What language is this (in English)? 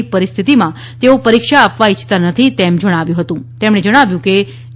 Gujarati